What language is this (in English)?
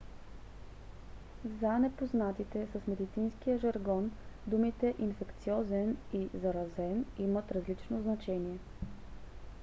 Bulgarian